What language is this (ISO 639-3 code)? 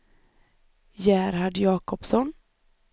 swe